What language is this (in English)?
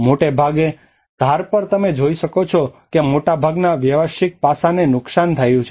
Gujarati